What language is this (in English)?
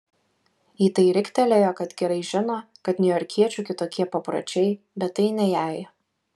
Lithuanian